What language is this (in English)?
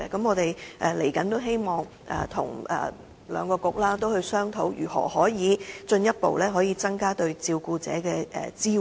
Cantonese